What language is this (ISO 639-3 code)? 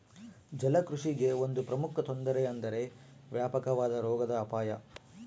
kan